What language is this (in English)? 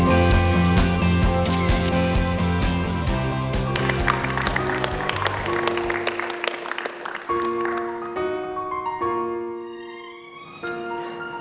Indonesian